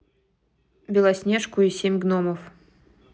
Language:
Russian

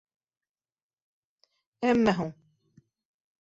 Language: Bashkir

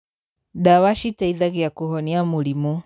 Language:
Kikuyu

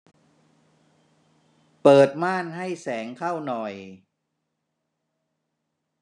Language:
Thai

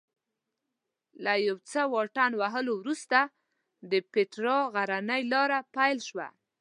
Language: Pashto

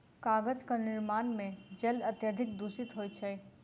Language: Maithili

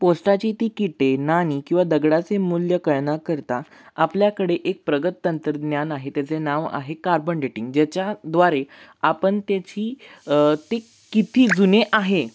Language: Marathi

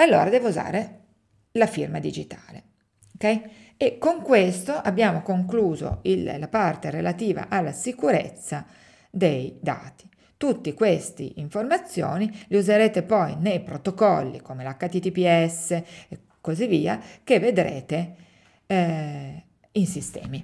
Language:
Italian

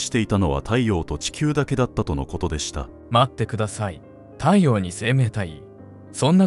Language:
Japanese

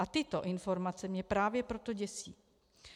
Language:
Czech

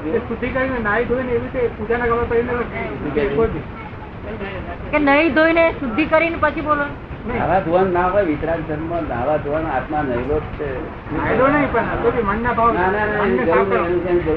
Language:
Gujarati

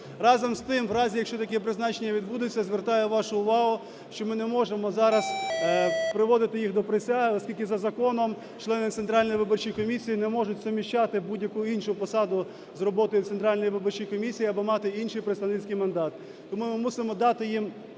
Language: Ukrainian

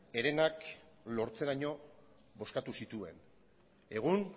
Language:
Basque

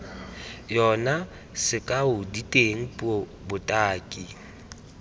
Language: Tswana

